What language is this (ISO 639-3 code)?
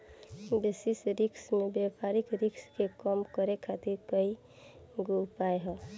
bho